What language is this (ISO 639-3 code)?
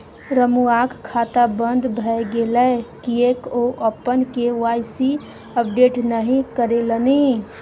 mai